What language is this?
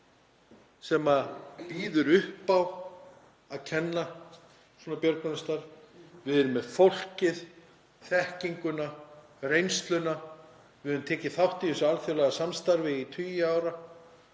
Icelandic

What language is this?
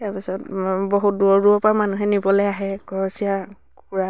Assamese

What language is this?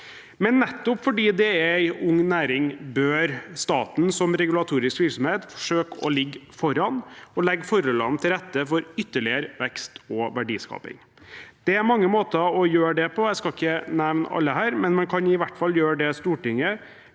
Norwegian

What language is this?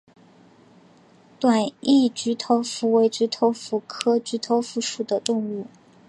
Chinese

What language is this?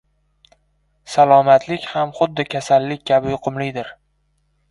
Uzbek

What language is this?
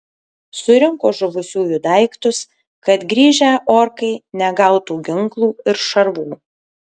Lithuanian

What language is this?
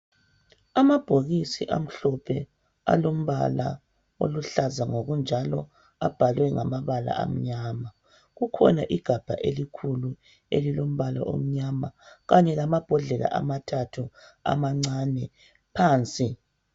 North Ndebele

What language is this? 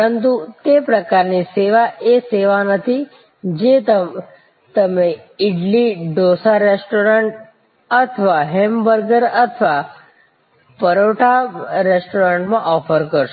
Gujarati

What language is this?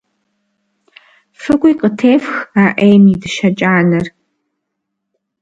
Kabardian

